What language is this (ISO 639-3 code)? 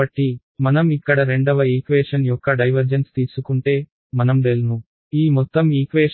tel